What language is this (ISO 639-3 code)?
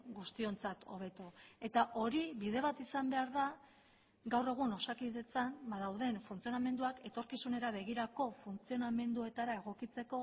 eus